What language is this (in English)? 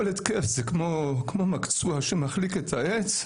Hebrew